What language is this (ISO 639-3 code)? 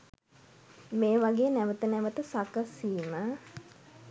sin